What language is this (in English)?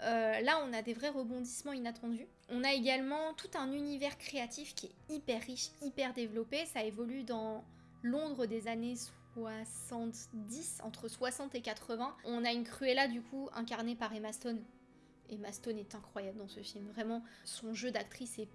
French